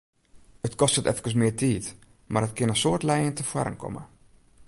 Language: Western Frisian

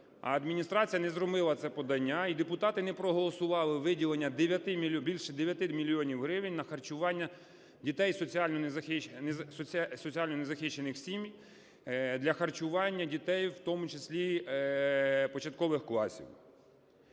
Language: Ukrainian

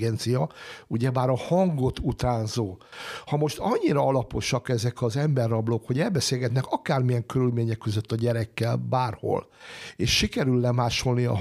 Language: Hungarian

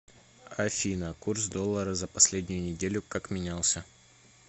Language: Russian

